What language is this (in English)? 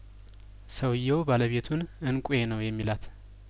Amharic